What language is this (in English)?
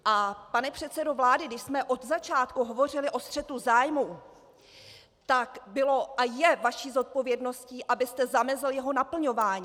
Czech